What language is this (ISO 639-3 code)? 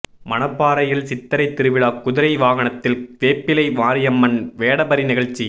tam